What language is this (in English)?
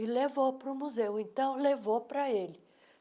Portuguese